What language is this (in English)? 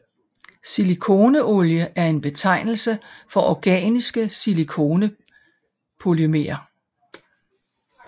Danish